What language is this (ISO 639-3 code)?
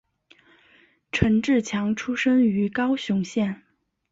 zho